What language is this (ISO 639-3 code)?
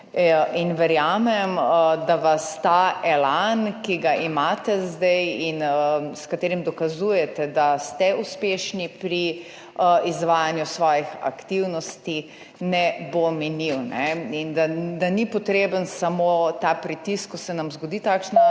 slv